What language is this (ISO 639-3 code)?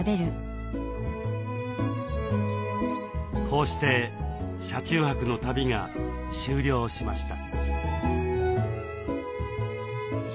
jpn